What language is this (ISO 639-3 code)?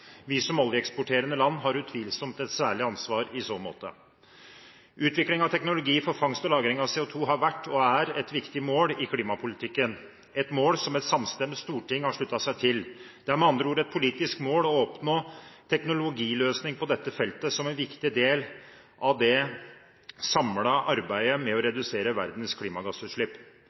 nob